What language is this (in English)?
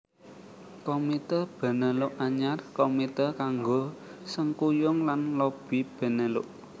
Javanese